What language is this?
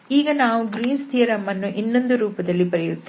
Kannada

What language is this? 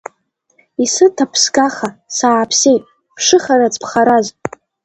Abkhazian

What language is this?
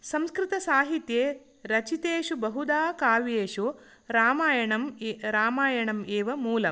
Sanskrit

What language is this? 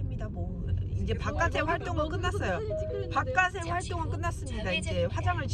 Korean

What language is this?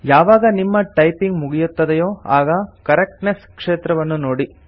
Kannada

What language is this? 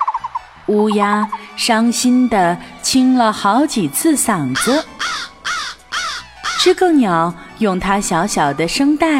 Chinese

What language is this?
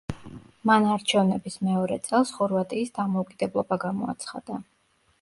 Georgian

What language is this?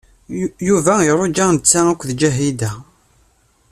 Kabyle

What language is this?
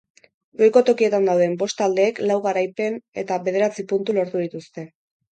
Basque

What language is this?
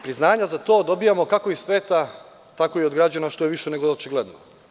Serbian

